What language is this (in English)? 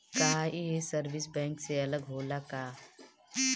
Bhojpuri